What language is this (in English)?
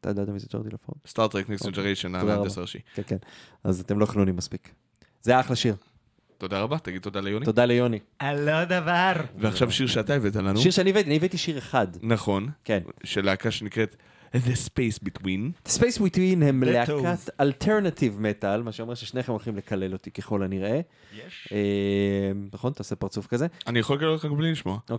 Hebrew